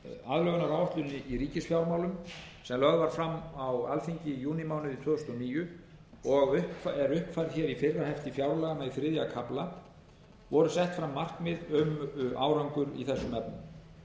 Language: Icelandic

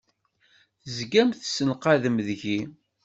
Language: Kabyle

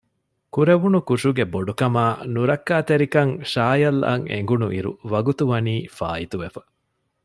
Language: Divehi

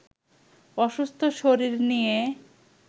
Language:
Bangla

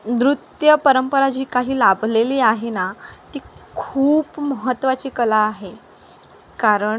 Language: Marathi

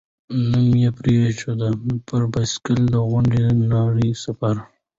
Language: Pashto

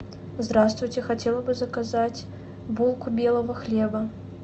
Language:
Russian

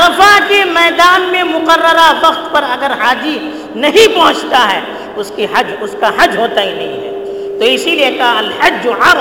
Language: Urdu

